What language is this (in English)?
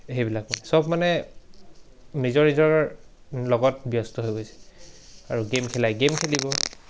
Assamese